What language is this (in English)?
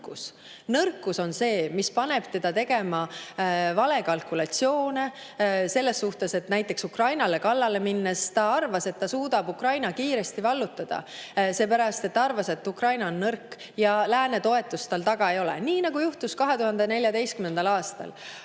Estonian